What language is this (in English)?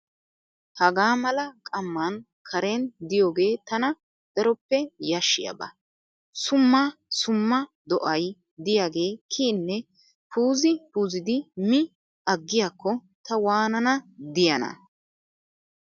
Wolaytta